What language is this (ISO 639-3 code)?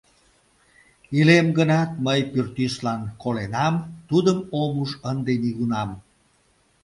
chm